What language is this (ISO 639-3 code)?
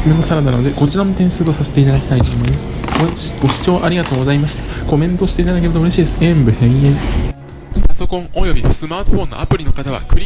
jpn